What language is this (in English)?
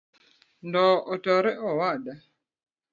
Luo (Kenya and Tanzania)